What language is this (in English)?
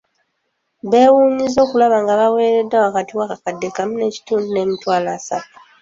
Ganda